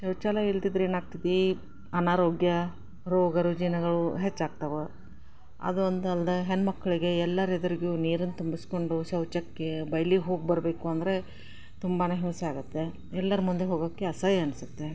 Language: Kannada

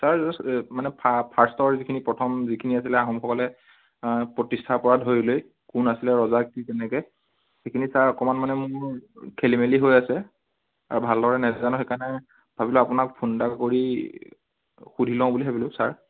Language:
Assamese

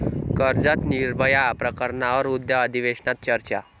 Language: Marathi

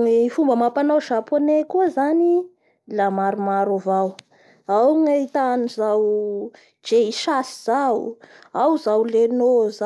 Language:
Bara Malagasy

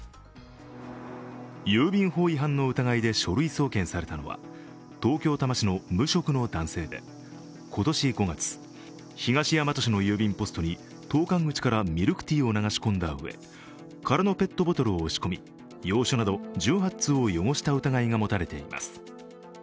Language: Japanese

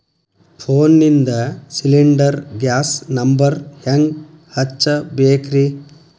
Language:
Kannada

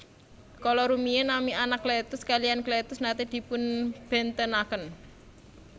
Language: Javanese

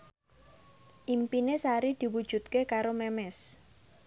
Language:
Javanese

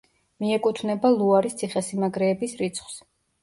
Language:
Georgian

